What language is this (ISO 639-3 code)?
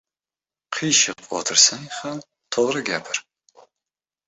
uzb